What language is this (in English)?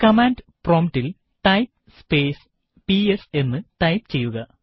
Malayalam